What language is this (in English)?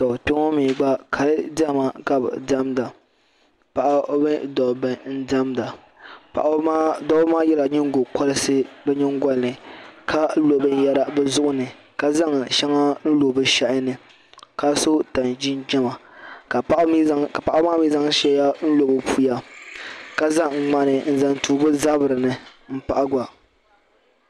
Dagbani